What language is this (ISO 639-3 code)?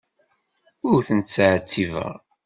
kab